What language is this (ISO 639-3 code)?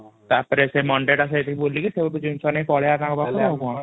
ori